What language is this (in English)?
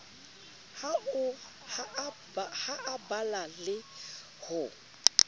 Southern Sotho